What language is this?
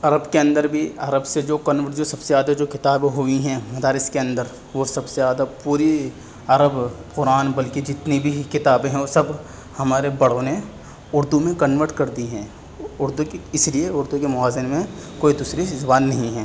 Urdu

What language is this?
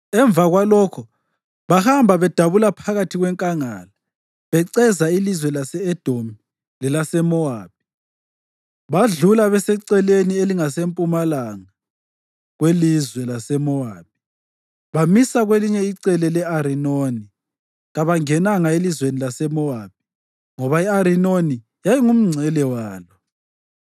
North Ndebele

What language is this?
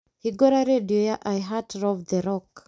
Kikuyu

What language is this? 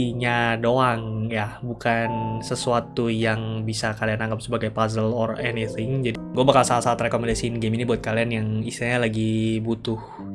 Indonesian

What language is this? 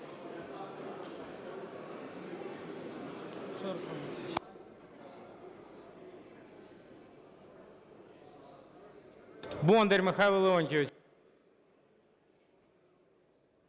Ukrainian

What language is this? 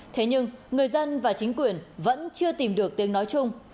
Vietnamese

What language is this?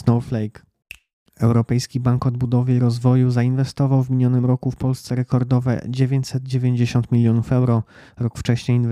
Polish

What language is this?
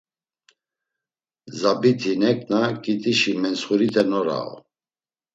Laz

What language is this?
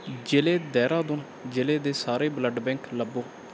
Punjabi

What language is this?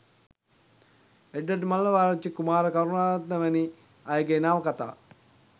Sinhala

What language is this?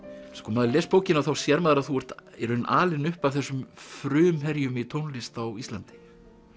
Icelandic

